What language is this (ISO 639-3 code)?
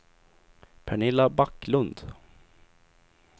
swe